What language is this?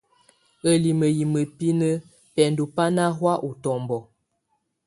Tunen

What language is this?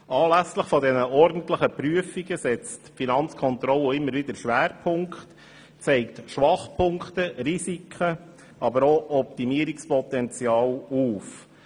Swiss German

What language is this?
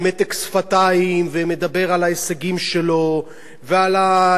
Hebrew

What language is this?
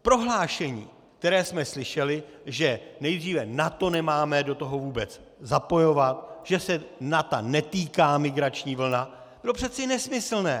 Czech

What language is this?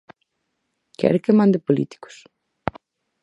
Galician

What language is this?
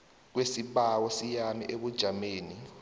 South Ndebele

